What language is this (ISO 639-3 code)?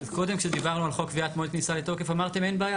heb